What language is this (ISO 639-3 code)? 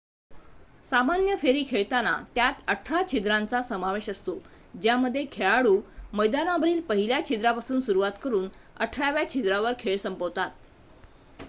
mar